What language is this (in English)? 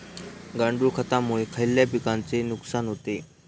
Marathi